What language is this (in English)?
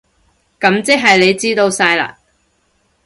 Cantonese